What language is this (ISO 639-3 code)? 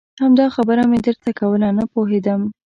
pus